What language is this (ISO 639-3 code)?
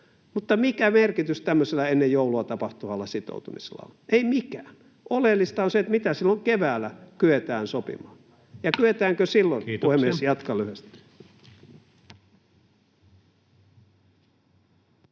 fin